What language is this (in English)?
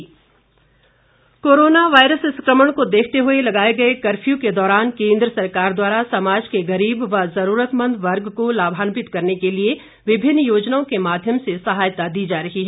Hindi